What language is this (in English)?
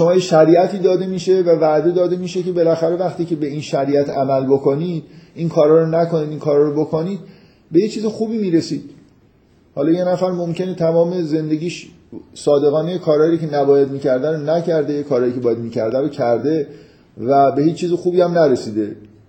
Persian